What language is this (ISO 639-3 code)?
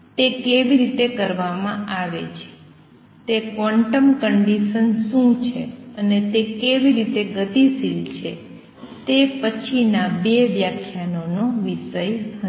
guj